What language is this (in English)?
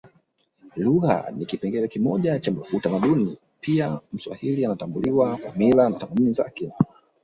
Swahili